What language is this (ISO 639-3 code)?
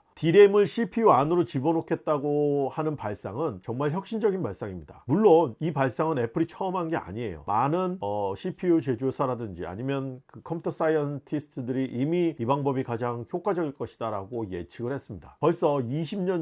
kor